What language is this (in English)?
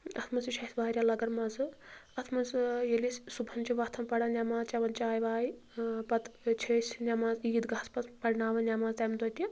Kashmiri